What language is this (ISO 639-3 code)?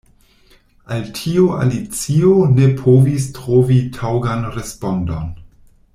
epo